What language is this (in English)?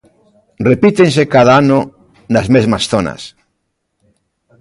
Galician